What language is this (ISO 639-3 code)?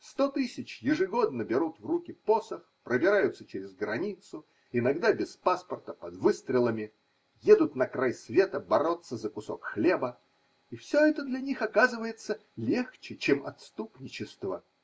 rus